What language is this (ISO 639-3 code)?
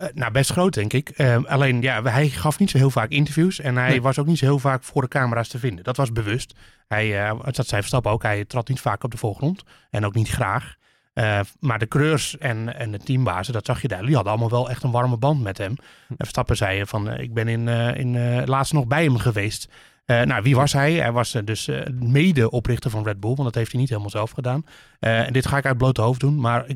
nld